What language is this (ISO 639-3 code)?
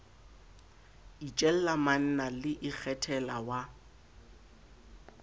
sot